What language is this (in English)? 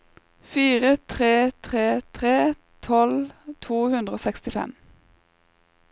Norwegian